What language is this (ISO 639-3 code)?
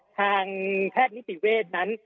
tha